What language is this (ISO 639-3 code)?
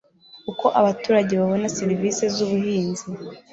kin